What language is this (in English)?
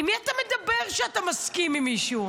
Hebrew